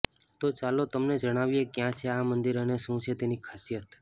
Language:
Gujarati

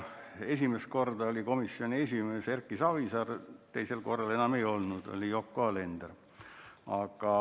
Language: Estonian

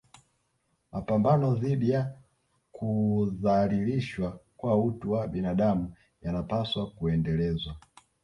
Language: Swahili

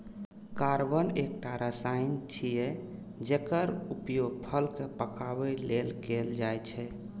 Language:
Maithili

